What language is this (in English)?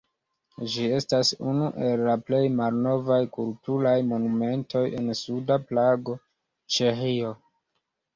Esperanto